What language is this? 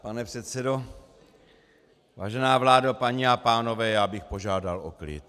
Czech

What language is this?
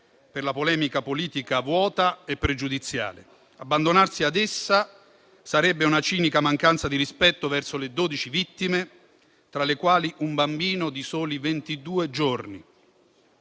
Italian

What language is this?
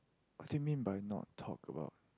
English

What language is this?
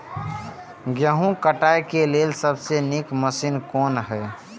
Maithili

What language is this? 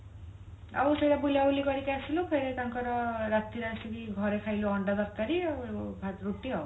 Odia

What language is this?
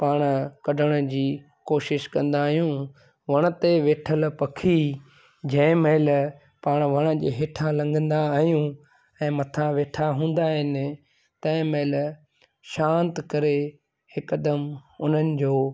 Sindhi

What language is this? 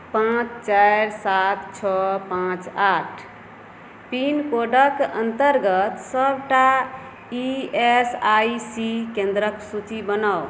Maithili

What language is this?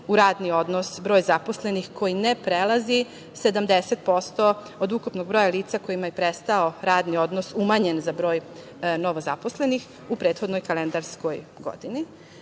Serbian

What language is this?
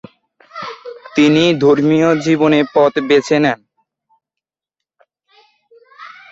Bangla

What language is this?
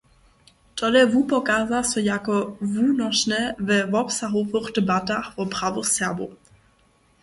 Upper Sorbian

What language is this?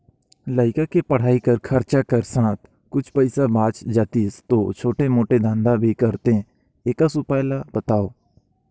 Chhattisgarhi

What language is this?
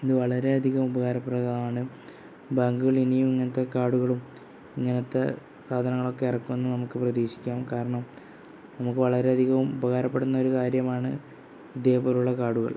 Malayalam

